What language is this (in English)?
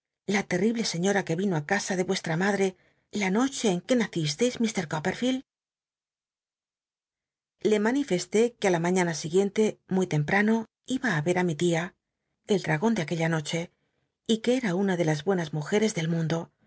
Spanish